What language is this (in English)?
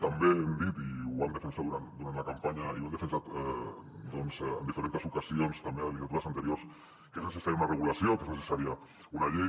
Catalan